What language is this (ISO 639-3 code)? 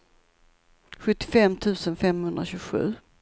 swe